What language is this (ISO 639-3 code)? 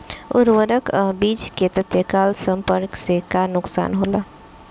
bho